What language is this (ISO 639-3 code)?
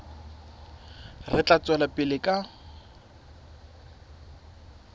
sot